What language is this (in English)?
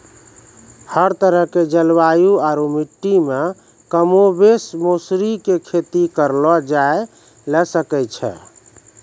Maithili